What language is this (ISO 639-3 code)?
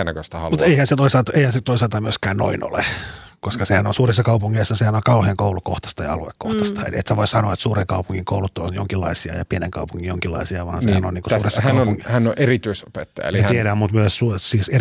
fin